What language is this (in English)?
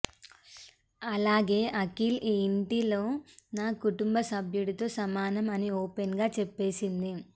Telugu